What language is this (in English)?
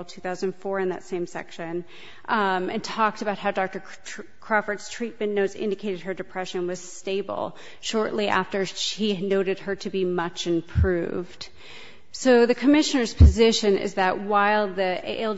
English